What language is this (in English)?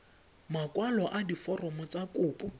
Tswana